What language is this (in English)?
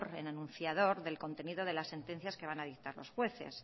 Spanish